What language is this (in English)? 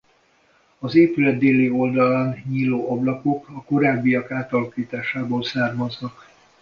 Hungarian